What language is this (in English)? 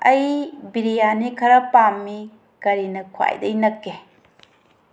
Manipuri